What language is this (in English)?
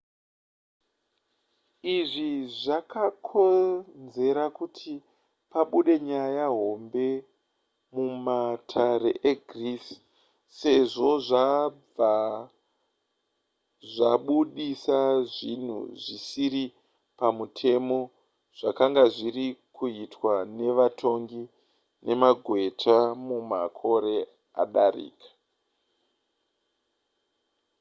Shona